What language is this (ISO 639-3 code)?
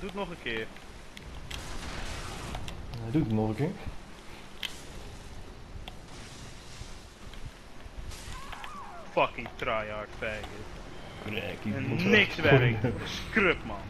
nld